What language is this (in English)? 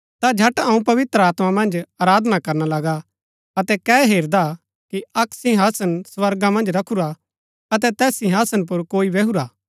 Gaddi